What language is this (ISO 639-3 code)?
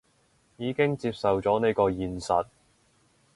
yue